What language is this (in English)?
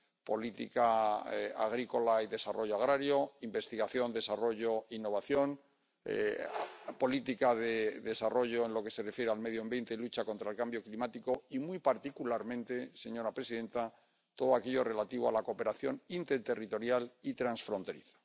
Spanish